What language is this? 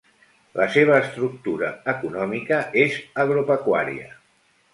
Catalan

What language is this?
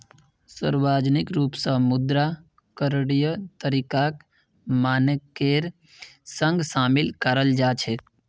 Magahi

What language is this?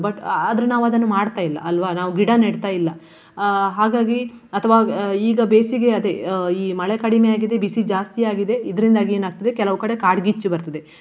Kannada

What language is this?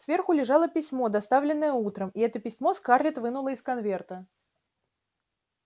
Russian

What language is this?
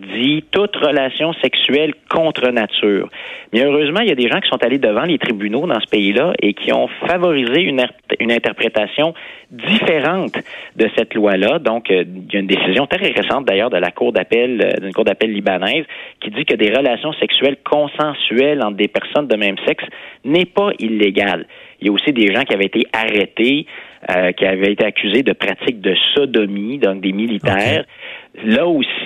French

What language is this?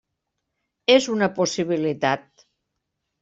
Catalan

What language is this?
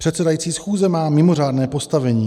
Czech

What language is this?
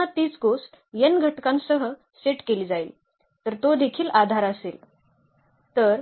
Marathi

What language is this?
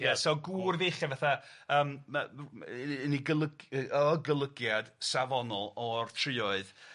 Welsh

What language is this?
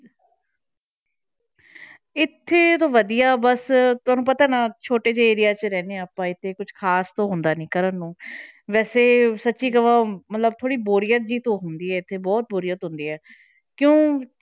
Punjabi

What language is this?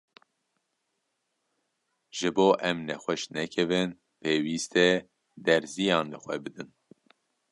Kurdish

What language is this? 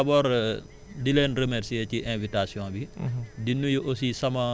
Wolof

